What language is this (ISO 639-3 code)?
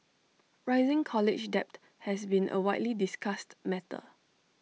eng